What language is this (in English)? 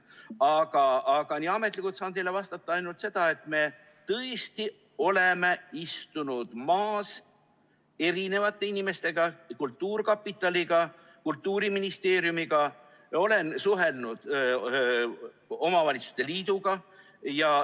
Estonian